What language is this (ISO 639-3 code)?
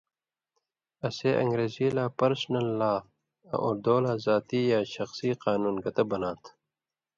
mvy